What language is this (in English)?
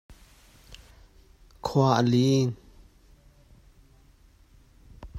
Hakha Chin